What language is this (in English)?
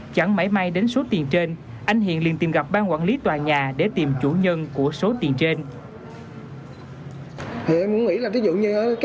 Vietnamese